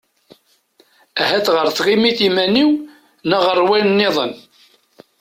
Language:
Kabyle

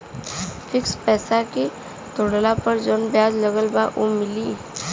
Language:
Bhojpuri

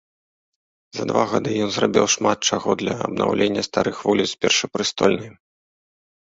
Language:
Belarusian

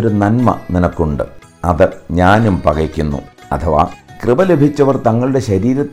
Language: Malayalam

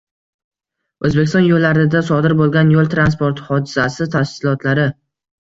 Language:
Uzbek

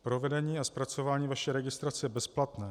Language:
Czech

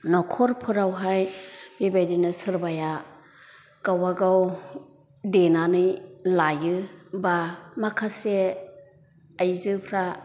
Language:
Bodo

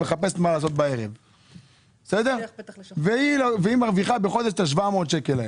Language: Hebrew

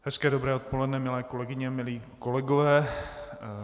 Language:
Czech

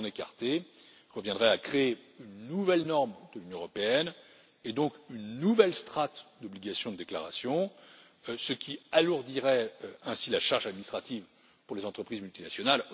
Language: French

